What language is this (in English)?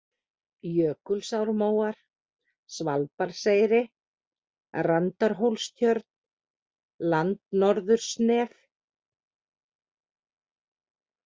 Icelandic